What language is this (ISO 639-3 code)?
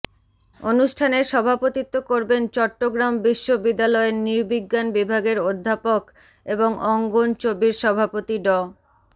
ben